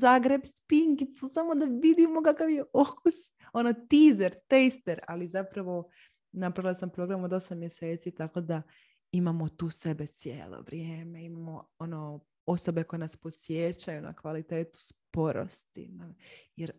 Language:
Croatian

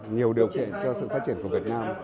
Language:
Vietnamese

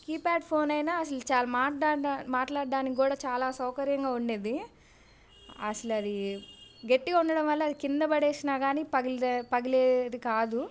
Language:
Telugu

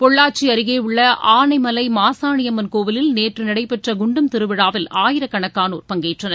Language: Tamil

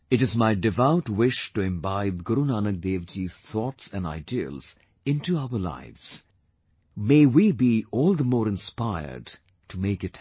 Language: English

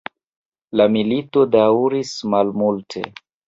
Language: Esperanto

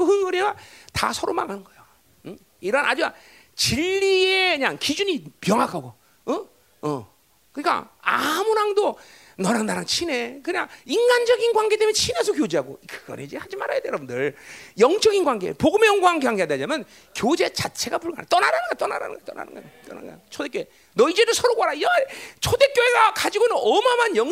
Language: Korean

